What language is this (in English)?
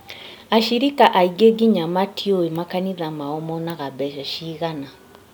Kikuyu